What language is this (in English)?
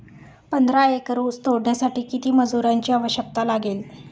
Marathi